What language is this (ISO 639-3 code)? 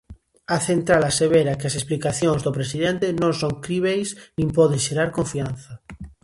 glg